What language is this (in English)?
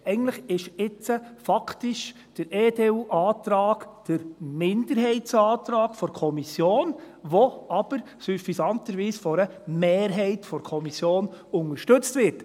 Swiss German